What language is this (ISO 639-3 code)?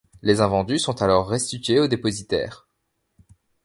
fra